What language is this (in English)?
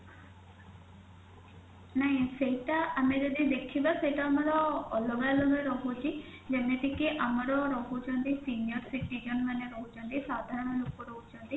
Odia